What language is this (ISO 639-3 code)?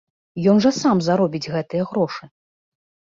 bel